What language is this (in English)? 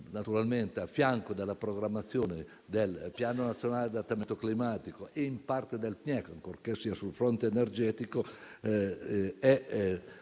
Italian